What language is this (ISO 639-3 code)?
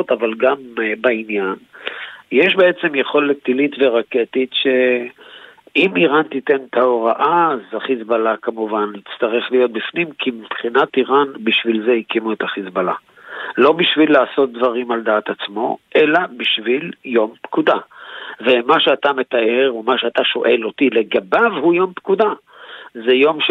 heb